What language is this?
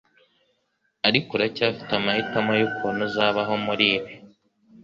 Kinyarwanda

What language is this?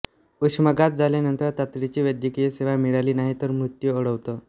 Marathi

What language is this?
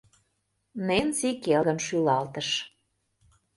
Mari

